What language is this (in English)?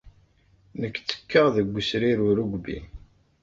Kabyle